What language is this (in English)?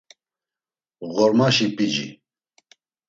Laz